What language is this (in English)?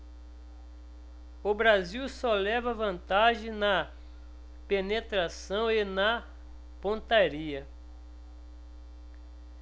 Portuguese